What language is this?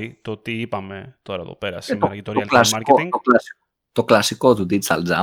Greek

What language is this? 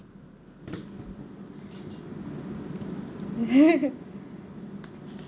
English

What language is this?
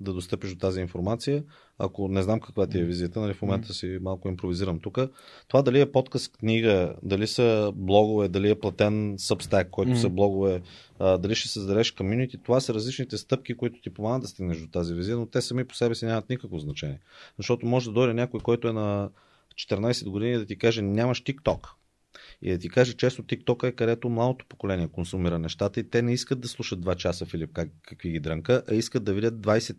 Bulgarian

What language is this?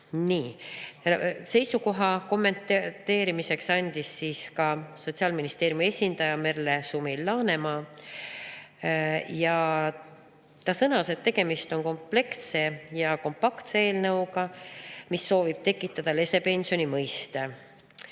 Estonian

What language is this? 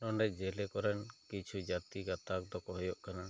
Santali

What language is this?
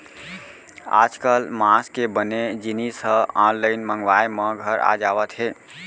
Chhattisgarhi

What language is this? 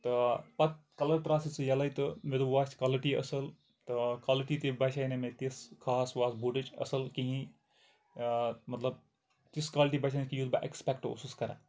Kashmiri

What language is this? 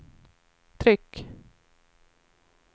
Swedish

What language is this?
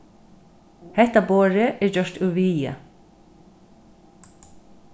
Faroese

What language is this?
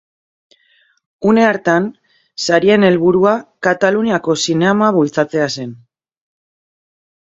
Basque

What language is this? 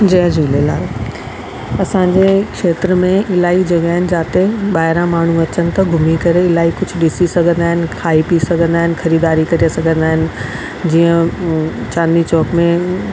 Sindhi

